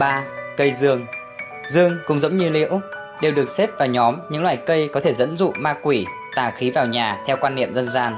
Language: Vietnamese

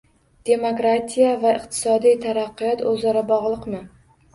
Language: Uzbek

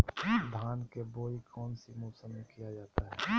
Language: Magahi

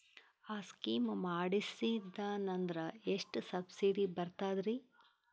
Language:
Kannada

